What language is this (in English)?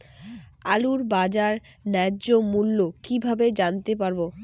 Bangla